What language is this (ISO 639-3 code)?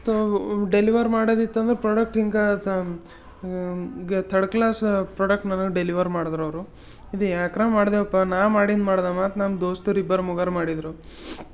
kan